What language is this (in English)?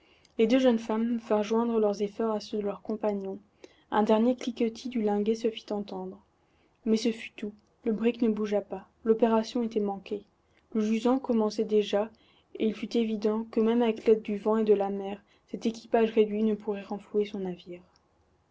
French